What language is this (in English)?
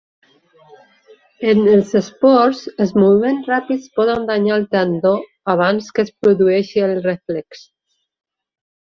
Catalan